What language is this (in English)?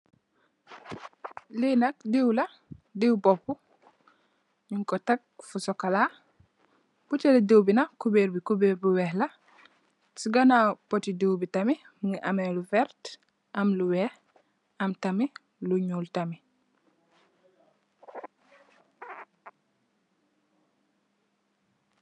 Wolof